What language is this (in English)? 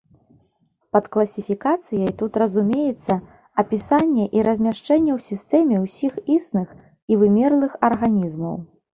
Belarusian